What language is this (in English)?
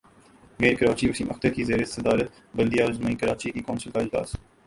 Urdu